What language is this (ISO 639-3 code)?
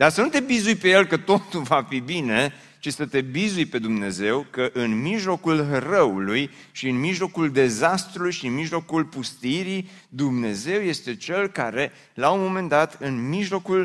ron